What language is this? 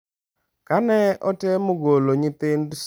Luo (Kenya and Tanzania)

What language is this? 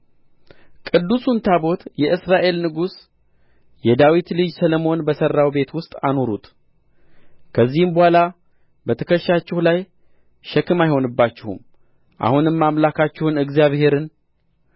Amharic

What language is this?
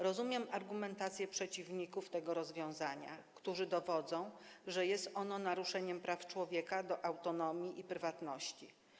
Polish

